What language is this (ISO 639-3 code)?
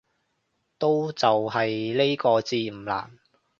yue